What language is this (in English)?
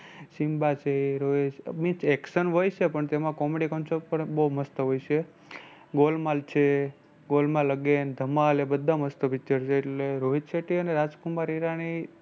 Gujarati